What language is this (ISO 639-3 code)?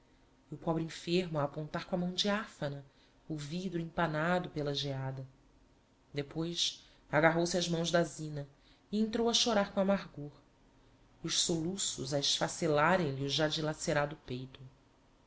por